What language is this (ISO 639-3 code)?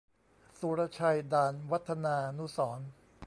tha